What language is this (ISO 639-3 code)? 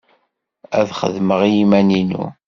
kab